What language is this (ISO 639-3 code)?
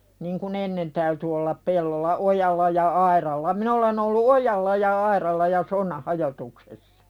fin